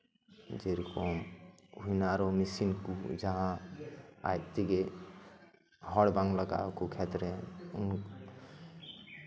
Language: Santali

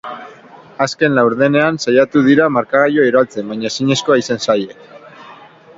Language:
Basque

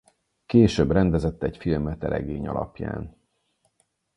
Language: Hungarian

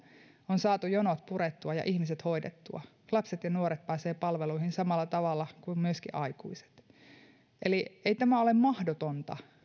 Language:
Finnish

